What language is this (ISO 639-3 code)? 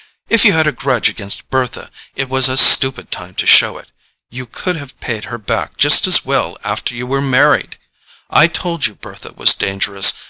eng